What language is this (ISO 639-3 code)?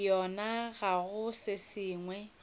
nso